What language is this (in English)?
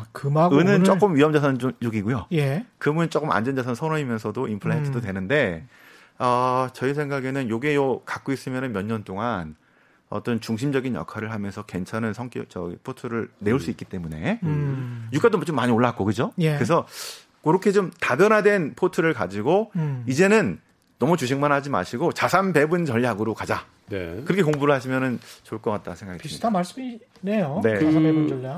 Korean